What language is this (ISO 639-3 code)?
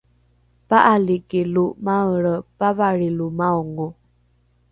dru